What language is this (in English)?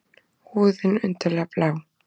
Icelandic